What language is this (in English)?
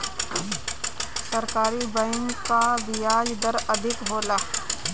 Bhojpuri